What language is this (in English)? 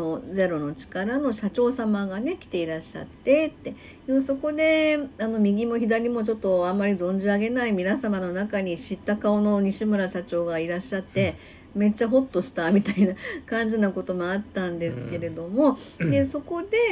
Japanese